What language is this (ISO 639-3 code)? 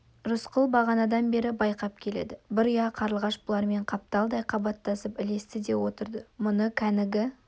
kaz